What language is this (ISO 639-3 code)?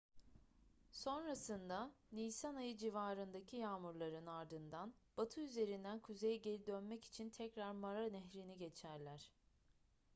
tur